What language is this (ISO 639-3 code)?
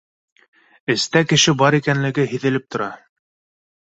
bak